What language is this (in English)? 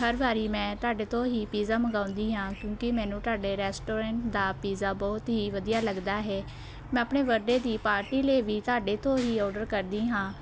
Punjabi